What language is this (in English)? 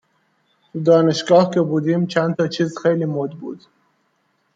Persian